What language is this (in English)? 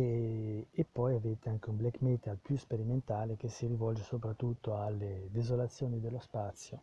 Italian